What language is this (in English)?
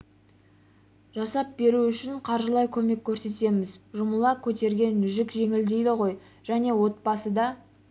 Kazakh